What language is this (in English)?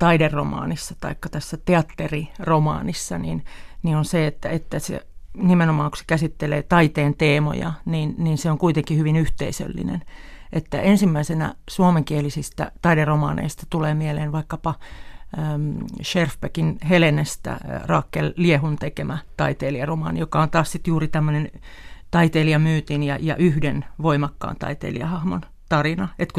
Finnish